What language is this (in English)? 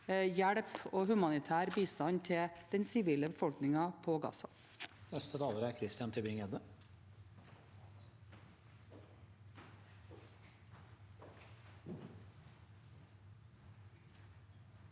Norwegian